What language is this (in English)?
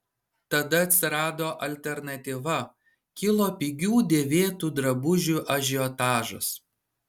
Lithuanian